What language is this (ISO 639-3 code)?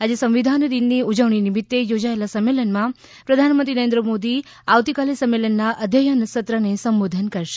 guj